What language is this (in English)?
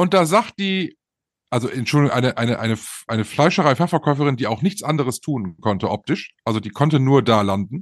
German